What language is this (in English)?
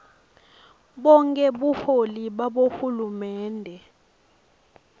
Swati